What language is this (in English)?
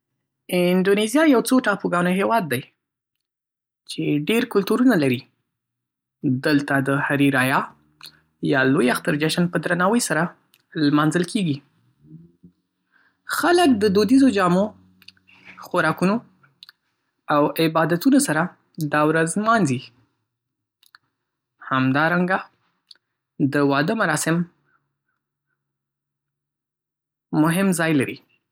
Pashto